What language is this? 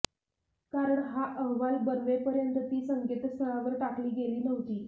Marathi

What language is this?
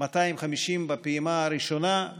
Hebrew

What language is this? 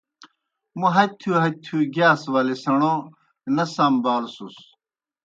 Kohistani Shina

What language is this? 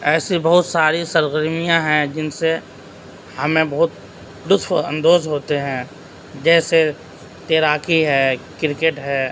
Urdu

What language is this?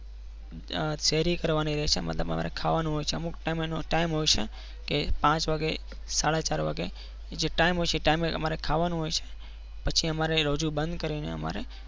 Gujarati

